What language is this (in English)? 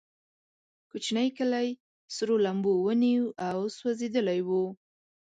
Pashto